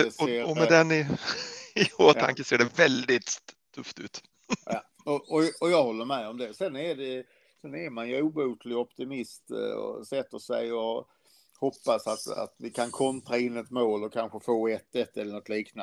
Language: Swedish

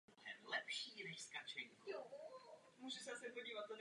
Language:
Czech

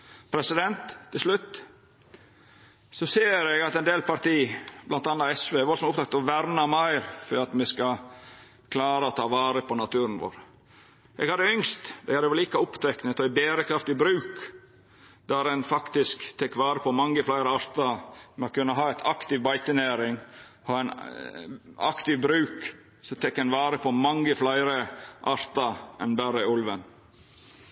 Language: Norwegian Nynorsk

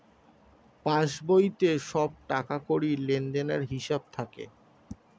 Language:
Bangla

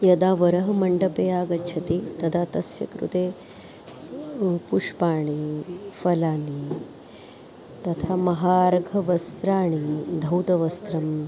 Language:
Sanskrit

